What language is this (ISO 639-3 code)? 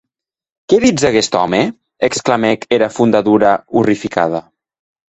oci